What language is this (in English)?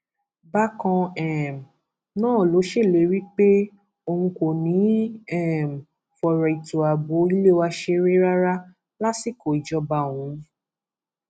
Yoruba